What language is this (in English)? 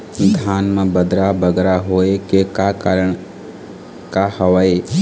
Chhattisgarhi